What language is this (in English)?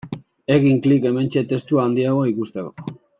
Basque